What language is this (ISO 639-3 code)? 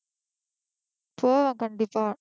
tam